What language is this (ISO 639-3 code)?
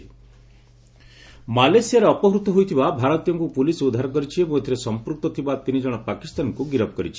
ori